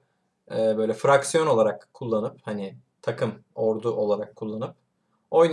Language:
Turkish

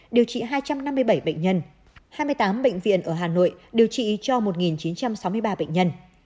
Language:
Vietnamese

